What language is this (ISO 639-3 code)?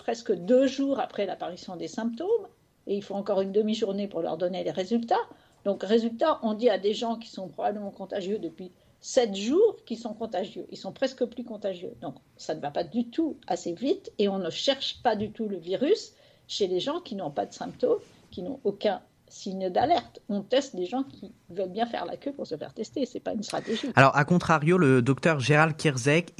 fra